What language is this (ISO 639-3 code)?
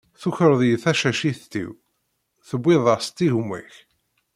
kab